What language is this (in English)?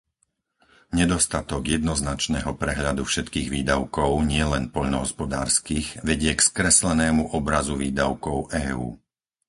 Slovak